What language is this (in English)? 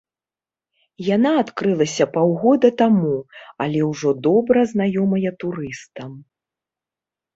Belarusian